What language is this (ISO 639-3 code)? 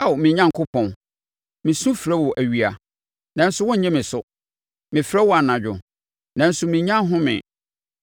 aka